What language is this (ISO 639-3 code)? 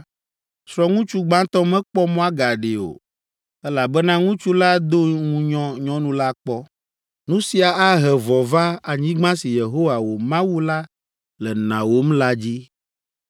ewe